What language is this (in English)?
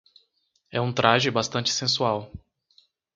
Portuguese